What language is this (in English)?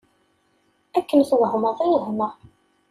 Kabyle